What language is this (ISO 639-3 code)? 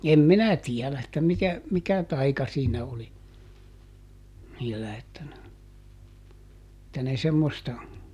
fin